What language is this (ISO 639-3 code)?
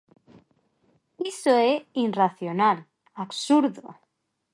glg